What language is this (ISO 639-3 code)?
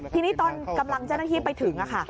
tha